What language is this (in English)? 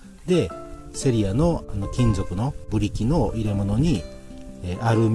Japanese